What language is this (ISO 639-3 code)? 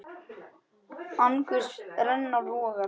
isl